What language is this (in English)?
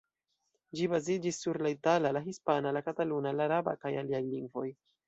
Esperanto